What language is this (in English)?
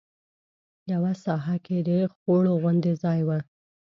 Pashto